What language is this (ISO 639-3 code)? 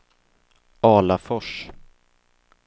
swe